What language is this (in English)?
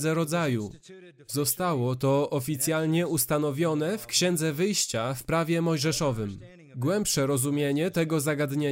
Polish